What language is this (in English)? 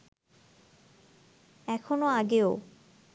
Bangla